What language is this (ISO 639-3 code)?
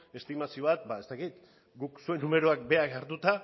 eus